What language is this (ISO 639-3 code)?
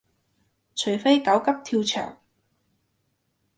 yue